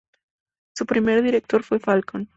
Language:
Spanish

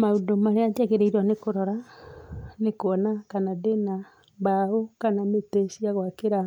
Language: Kikuyu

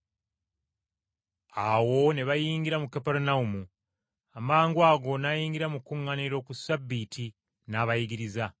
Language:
Ganda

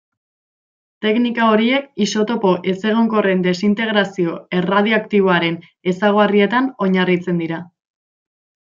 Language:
Basque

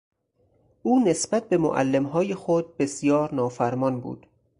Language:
Persian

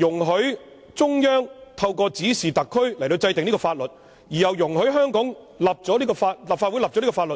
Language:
Cantonese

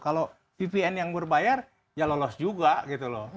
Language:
Indonesian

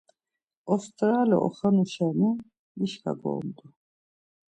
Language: Laz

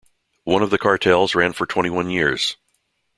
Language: English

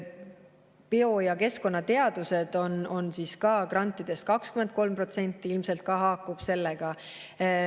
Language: Estonian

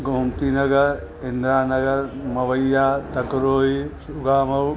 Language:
Sindhi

